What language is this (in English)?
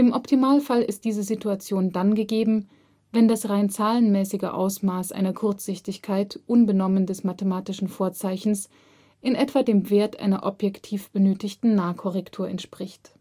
German